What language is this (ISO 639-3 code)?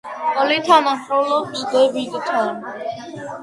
kat